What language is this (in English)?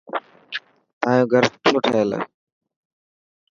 Dhatki